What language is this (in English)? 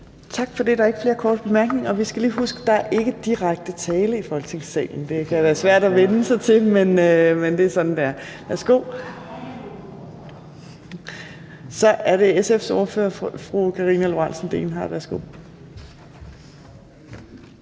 Danish